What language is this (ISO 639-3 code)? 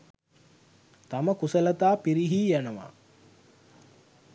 sin